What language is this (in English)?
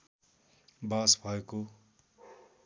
Nepali